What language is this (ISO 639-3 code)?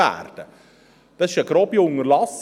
gsw